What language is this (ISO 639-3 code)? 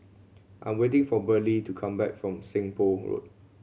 eng